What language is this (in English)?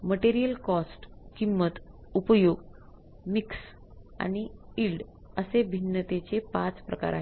Marathi